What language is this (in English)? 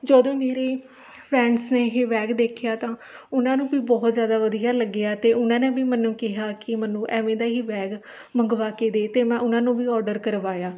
Punjabi